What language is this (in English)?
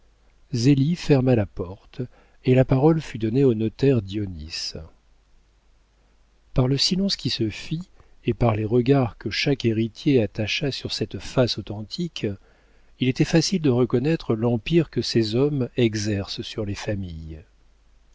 French